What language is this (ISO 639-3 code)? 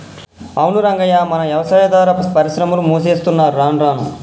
tel